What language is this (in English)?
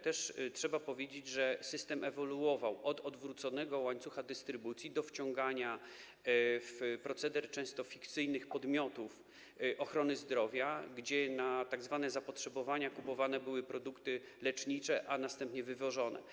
Polish